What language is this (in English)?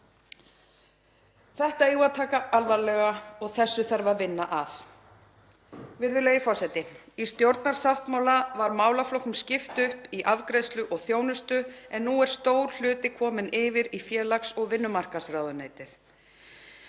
Icelandic